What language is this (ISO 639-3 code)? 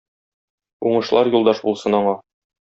tat